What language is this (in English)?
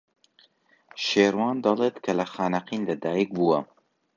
Central Kurdish